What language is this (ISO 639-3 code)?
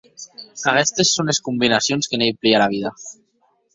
oci